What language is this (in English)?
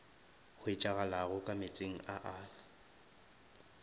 Northern Sotho